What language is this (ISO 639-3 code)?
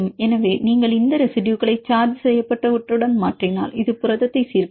tam